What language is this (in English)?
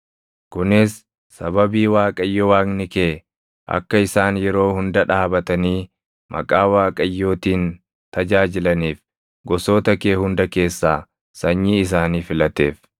Oromo